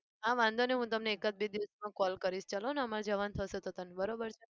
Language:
Gujarati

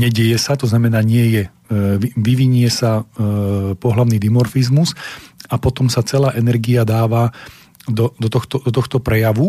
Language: Slovak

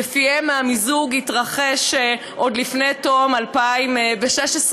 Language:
Hebrew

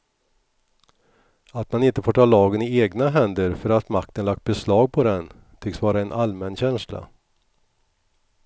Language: Swedish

